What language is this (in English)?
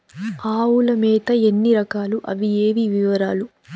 Telugu